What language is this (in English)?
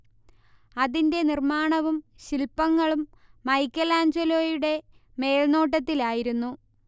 Malayalam